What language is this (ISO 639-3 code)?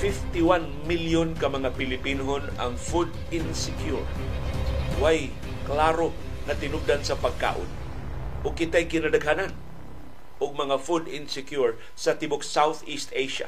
fil